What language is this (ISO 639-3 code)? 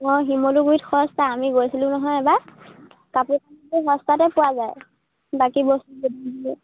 asm